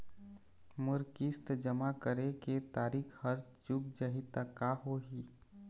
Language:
Chhattisgarhi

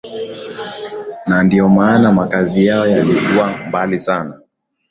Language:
Swahili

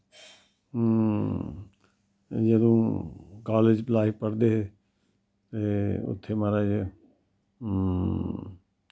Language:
Dogri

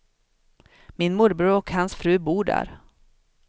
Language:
Swedish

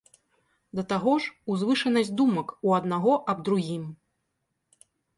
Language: Belarusian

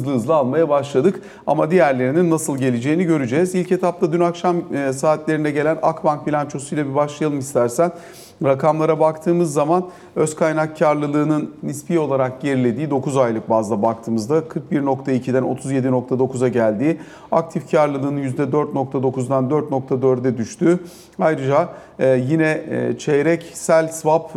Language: Turkish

